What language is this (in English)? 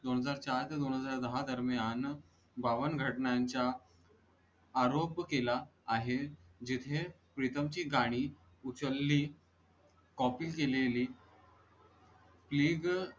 Marathi